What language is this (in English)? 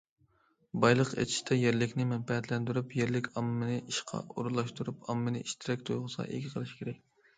Uyghur